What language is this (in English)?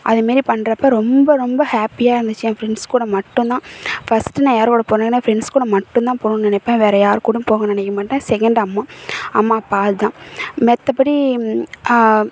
Tamil